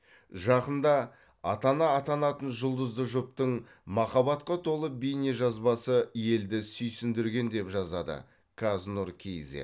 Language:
Kazakh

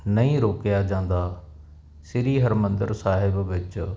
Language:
Punjabi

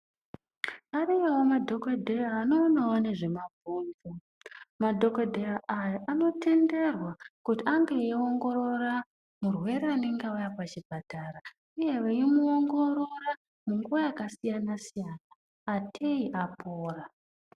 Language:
Ndau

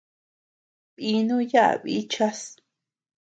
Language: Tepeuxila Cuicatec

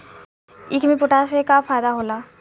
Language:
Bhojpuri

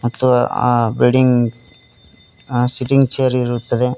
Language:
Kannada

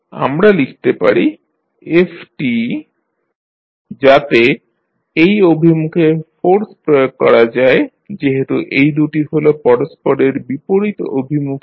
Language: Bangla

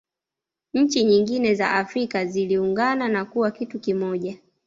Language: Swahili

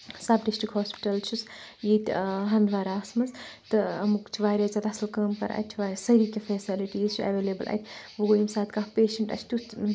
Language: Kashmiri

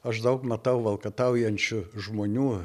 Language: Lithuanian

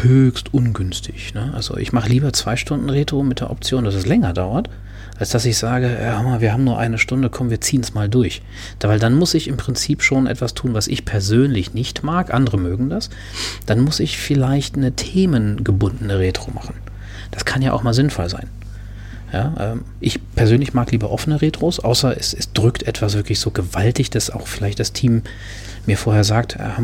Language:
German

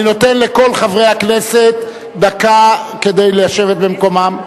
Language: Hebrew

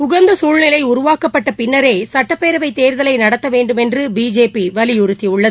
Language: Tamil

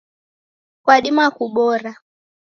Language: Taita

